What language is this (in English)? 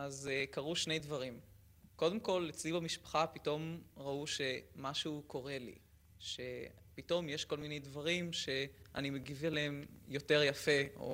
Hebrew